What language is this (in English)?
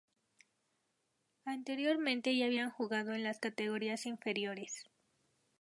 Spanish